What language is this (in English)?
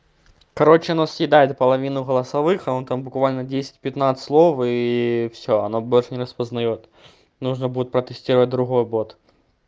Russian